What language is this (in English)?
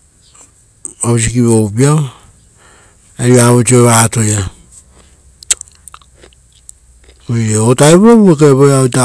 Rotokas